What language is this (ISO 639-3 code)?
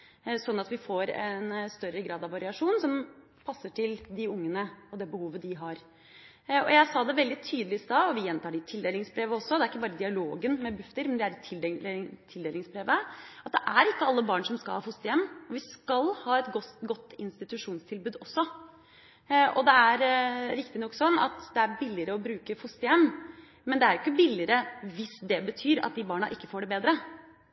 nob